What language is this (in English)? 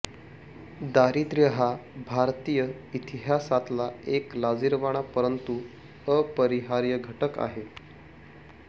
Marathi